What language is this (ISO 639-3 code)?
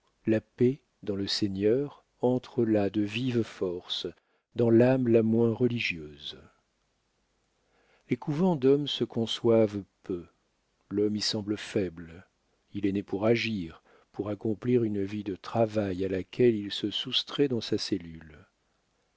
fra